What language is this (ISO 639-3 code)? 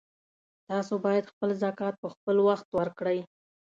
pus